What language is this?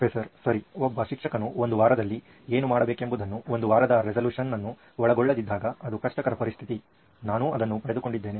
Kannada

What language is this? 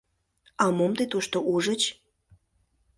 Mari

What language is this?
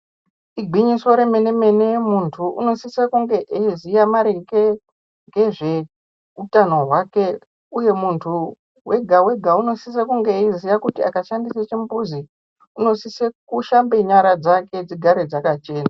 Ndau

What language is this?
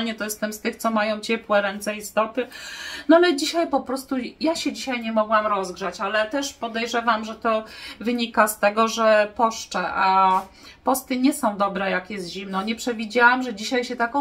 Polish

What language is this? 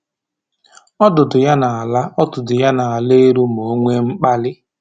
Igbo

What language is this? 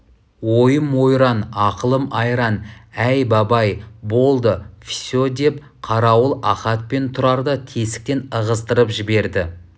Kazakh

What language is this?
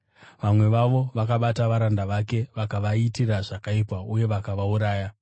Shona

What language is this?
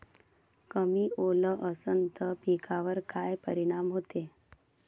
Marathi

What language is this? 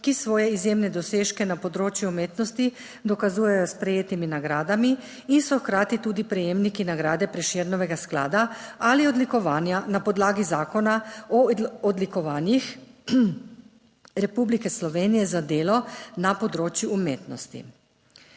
Slovenian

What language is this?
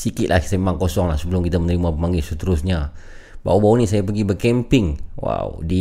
Malay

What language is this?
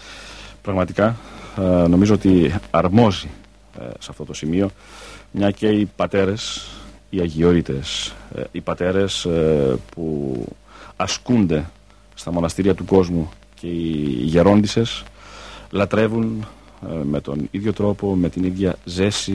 Greek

